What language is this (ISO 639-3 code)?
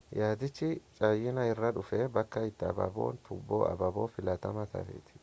orm